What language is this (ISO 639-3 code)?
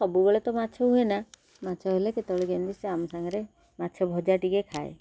ori